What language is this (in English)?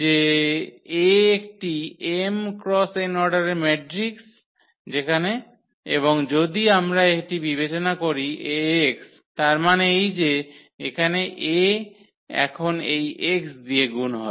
Bangla